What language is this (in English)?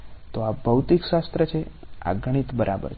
Gujarati